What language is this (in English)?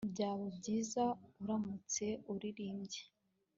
Kinyarwanda